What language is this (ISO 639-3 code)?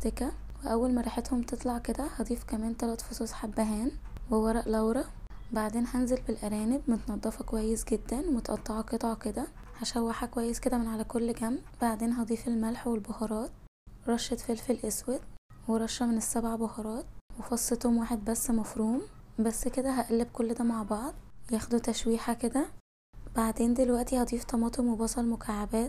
ara